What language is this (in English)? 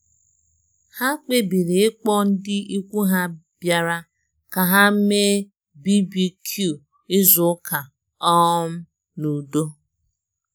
Igbo